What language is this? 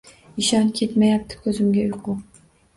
Uzbek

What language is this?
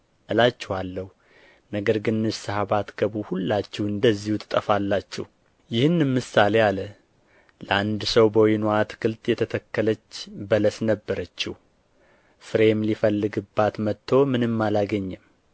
Amharic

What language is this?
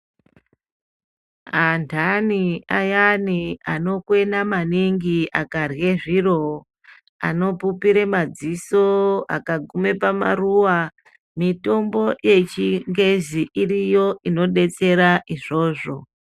Ndau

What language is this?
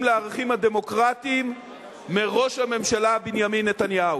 Hebrew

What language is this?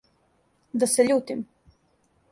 Serbian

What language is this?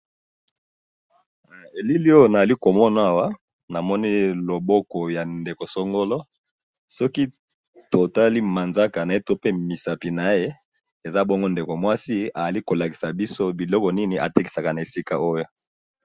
Lingala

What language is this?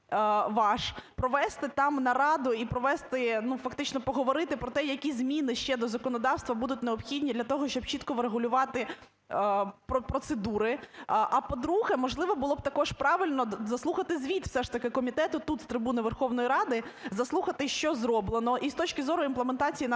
Ukrainian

